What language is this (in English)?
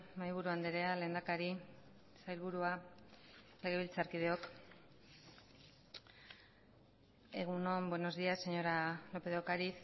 Basque